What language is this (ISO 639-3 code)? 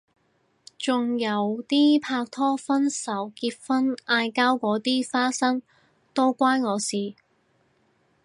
yue